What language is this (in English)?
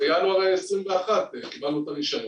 Hebrew